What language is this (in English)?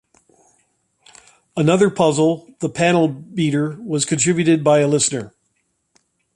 English